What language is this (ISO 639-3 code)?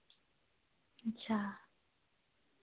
doi